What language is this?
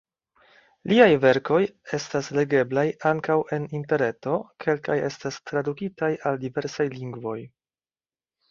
Esperanto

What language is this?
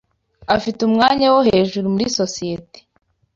Kinyarwanda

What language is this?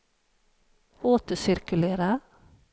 Swedish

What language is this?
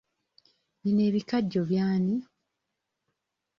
Ganda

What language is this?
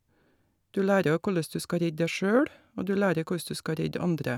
Norwegian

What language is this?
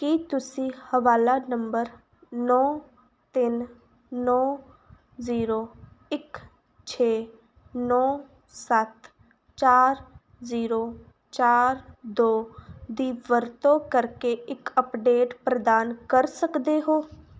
Punjabi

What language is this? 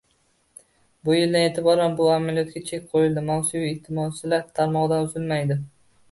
Uzbek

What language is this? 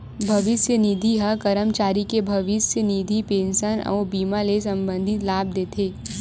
Chhattisgarhi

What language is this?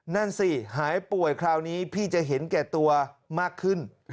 Thai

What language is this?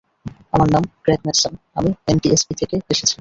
Bangla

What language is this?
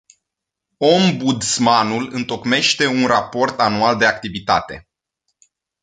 Romanian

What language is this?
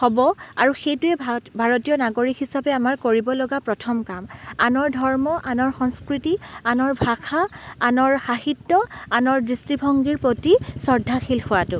Assamese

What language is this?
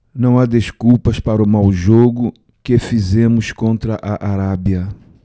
Portuguese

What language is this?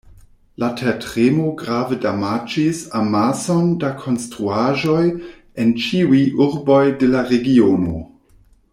Esperanto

